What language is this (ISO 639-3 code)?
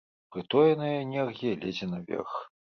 bel